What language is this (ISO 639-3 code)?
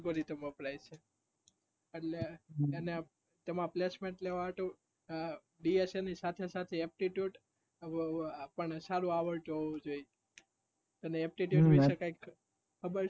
guj